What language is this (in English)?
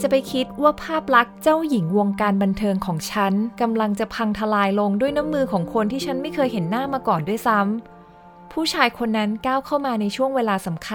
Thai